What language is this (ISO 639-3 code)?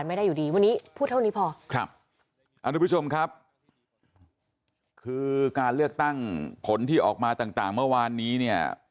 tha